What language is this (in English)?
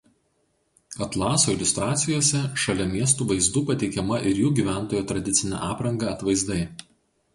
Lithuanian